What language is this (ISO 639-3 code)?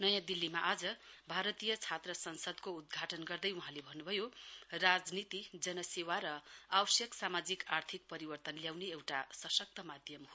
nep